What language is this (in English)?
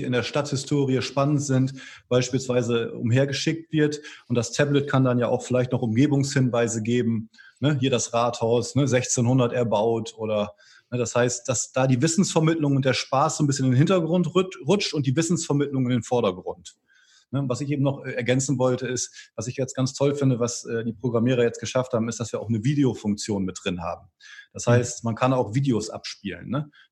German